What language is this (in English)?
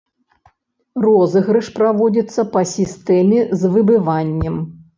Belarusian